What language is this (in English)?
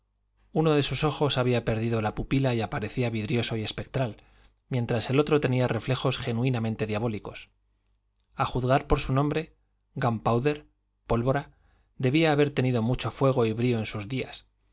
Spanish